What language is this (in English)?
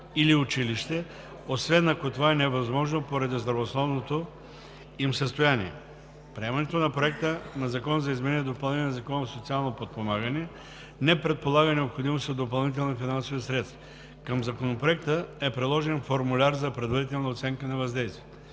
Bulgarian